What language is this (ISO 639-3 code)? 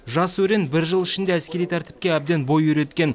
kaz